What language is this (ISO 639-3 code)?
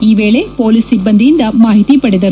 kan